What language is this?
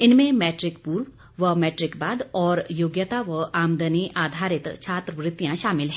Hindi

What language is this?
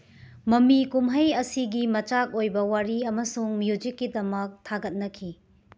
Manipuri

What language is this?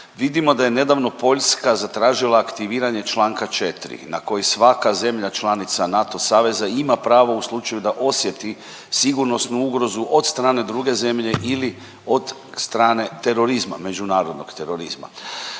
Croatian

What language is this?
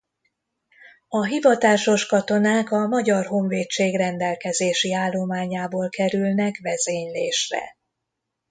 Hungarian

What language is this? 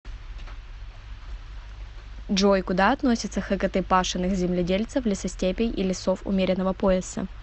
Russian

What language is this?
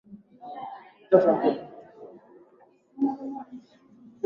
Swahili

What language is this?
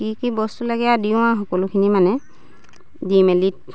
Assamese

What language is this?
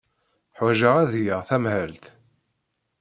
Kabyle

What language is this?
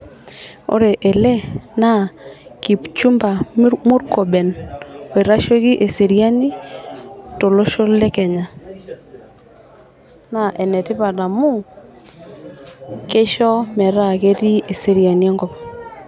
Masai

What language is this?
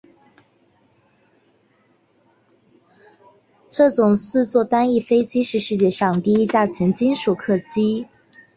Chinese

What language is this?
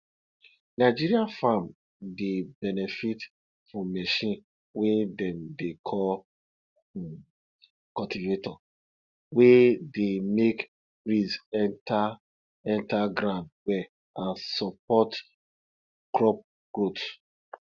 Nigerian Pidgin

